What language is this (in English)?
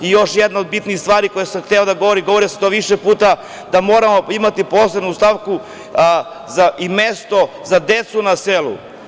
Serbian